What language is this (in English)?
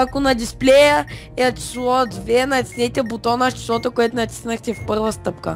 Bulgarian